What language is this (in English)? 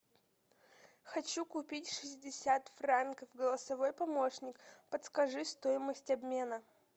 Russian